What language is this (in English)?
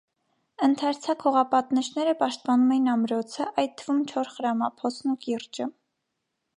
Armenian